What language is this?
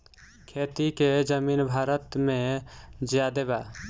Bhojpuri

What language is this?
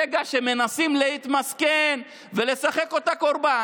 Hebrew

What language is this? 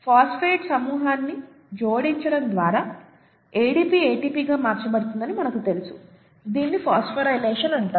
Telugu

